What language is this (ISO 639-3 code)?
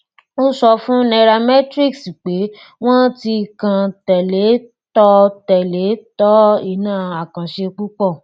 yor